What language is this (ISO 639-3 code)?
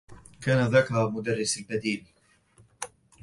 ara